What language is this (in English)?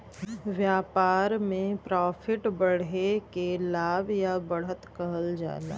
Bhojpuri